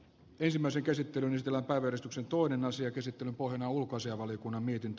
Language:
Finnish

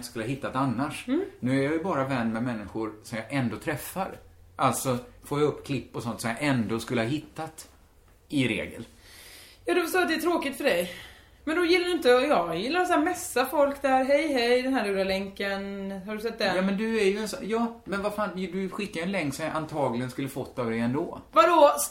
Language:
Swedish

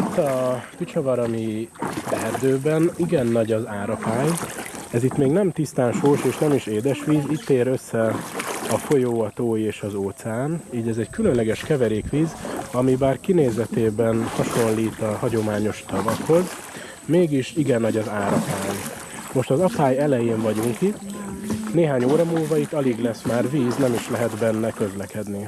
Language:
Hungarian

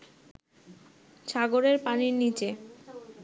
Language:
Bangla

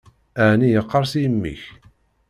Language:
Kabyle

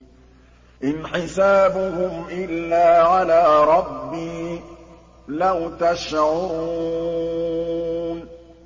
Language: Arabic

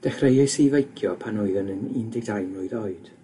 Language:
Welsh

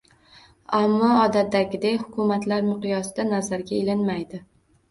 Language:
Uzbek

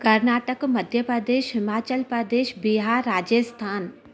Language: Sindhi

